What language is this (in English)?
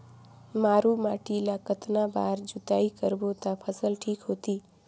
Chhattisgarhi